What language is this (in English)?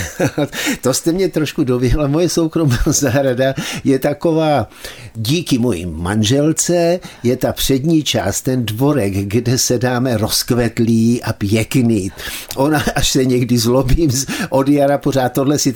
Czech